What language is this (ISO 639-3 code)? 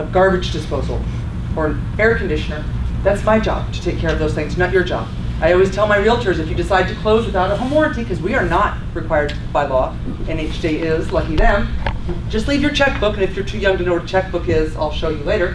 eng